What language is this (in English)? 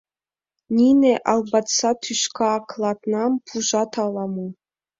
Mari